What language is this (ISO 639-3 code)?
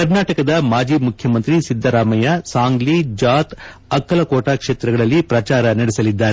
kan